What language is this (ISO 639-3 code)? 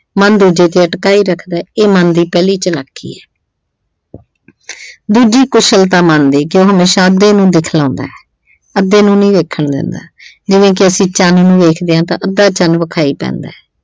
pan